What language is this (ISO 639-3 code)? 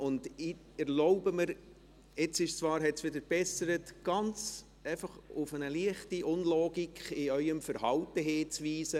gsw